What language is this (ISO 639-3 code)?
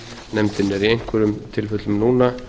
isl